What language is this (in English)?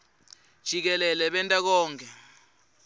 Swati